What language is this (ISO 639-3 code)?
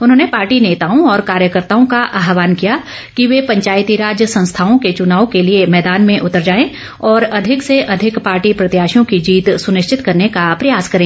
hin